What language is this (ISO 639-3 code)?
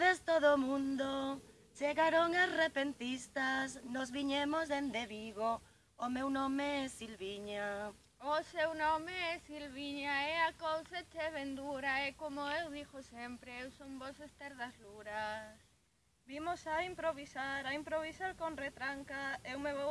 spa